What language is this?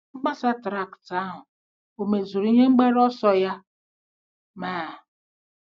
Igbo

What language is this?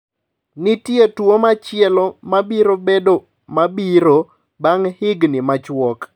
Luo (Kenya and Tanzania)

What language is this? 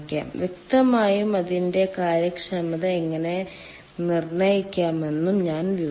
Malayalam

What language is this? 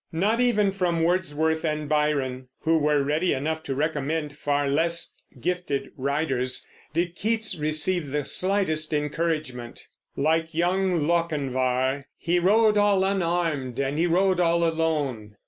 English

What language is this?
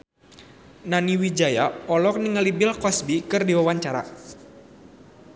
Sundanese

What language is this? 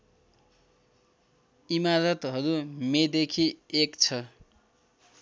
Nepali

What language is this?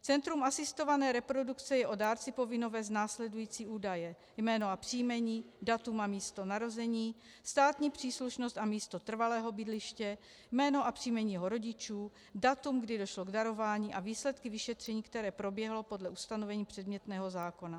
Czech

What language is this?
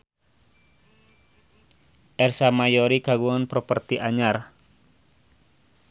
Sundanese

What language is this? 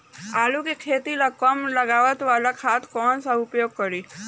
Bhojpuri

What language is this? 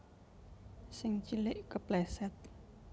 Javanese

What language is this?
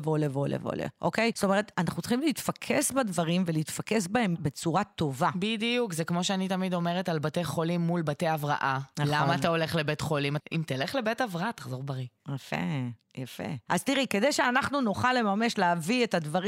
Hebrew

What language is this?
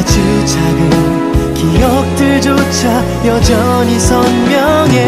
Korean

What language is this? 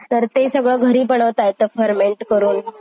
Marathi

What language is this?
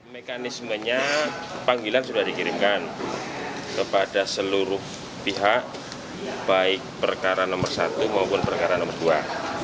Indonesian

